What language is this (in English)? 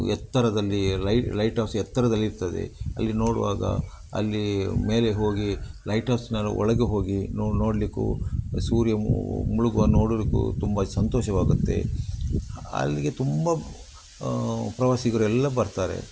Kannada